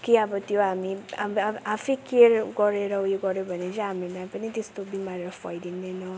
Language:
Nepali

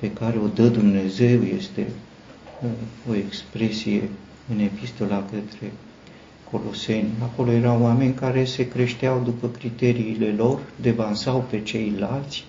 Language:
Romanian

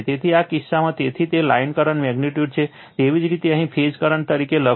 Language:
Gujarati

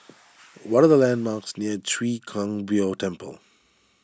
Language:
English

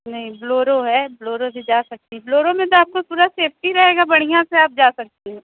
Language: Hindi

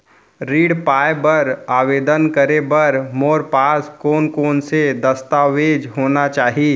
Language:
Chhattisgarhi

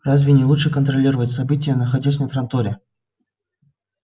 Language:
Russian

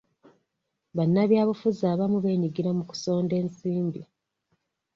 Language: Ganda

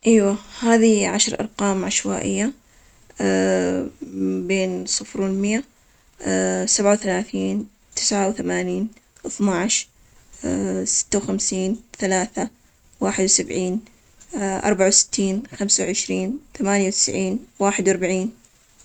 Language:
Omani Arabic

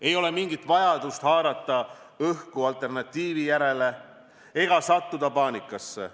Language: Estonian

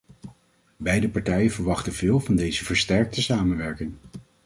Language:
Dutch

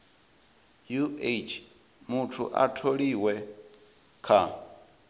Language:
Venda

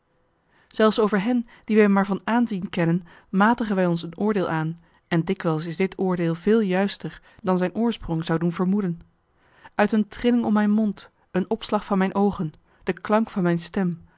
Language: Dutch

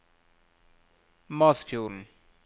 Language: Norwegian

